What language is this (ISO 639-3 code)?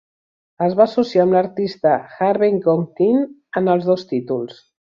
cat